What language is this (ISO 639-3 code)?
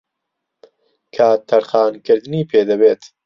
ckb